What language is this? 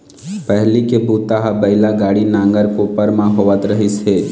Chhattisgarhi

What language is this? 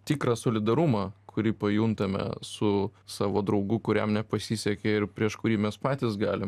Lithuanian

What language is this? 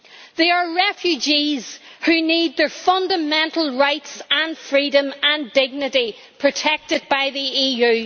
English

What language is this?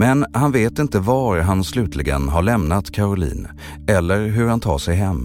Swedish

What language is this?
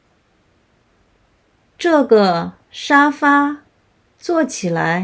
Chinese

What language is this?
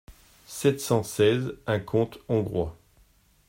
French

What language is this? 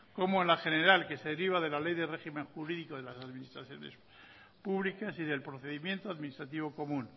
Spanish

